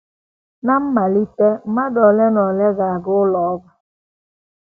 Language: Igbo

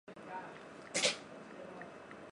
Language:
Chinese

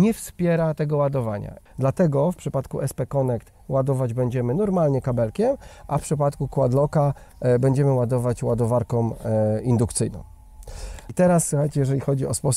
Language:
Polish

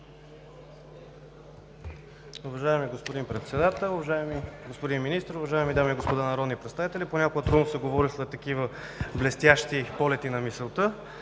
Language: Bulgarian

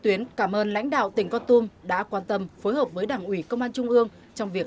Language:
Vietnamese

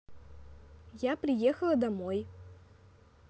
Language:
Russian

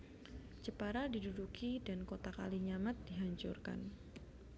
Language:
Javanese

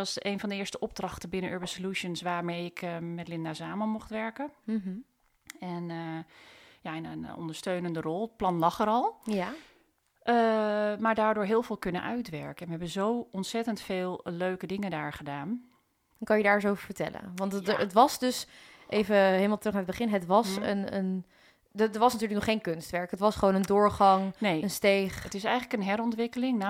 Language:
Dutch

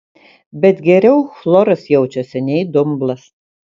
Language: Lithuanian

